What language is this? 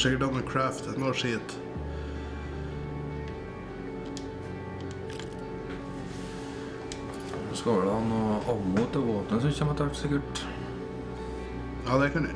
Norwegian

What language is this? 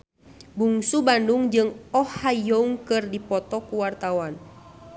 Sundanese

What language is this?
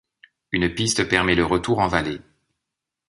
French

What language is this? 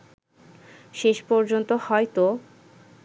Bangla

